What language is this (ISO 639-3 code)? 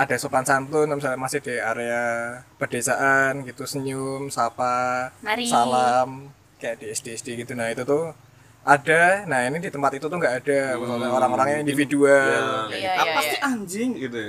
ind